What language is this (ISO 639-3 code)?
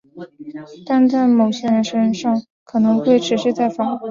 zho